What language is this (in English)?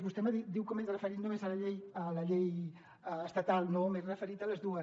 Catalan